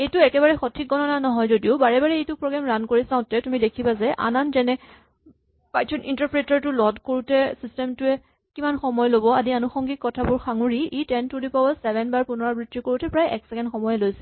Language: Assamese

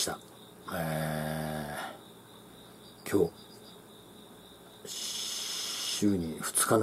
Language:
Japanese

